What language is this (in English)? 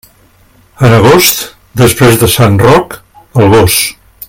Catalan